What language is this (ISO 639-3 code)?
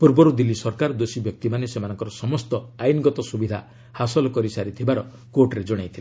ori